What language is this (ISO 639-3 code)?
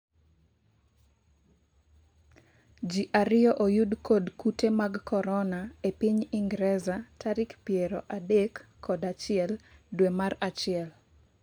luo